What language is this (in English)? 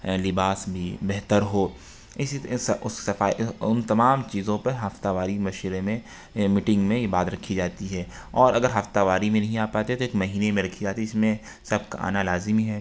Urdu